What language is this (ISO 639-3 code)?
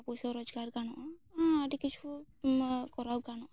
sat